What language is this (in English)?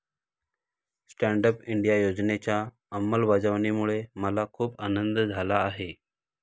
Marathi